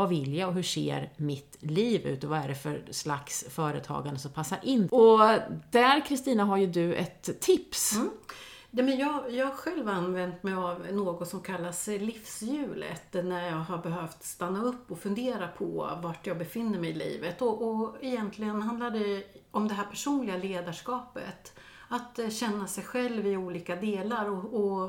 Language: Swedish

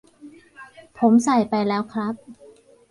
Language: Thai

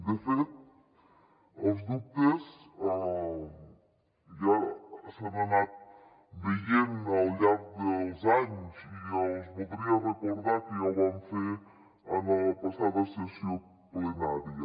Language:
Catalan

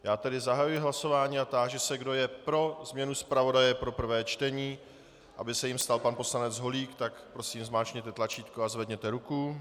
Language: Czech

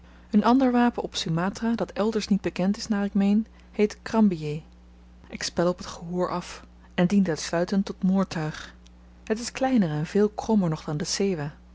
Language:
Dutch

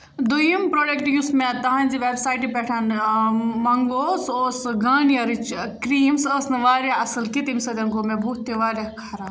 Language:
Kashmiri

